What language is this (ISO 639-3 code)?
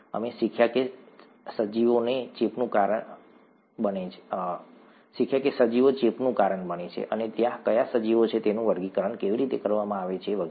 guj